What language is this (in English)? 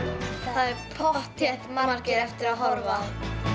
Icelandic